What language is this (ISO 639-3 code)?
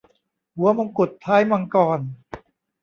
tha